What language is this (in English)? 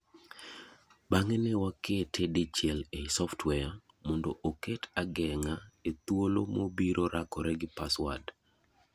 Luo (Kenya and Tanzania)